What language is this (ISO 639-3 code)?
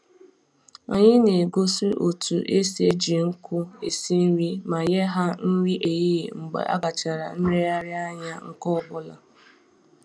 ibo